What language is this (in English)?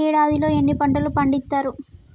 Telugu